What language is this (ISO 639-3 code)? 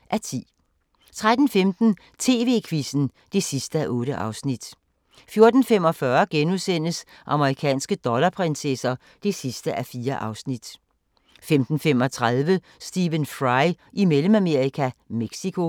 dan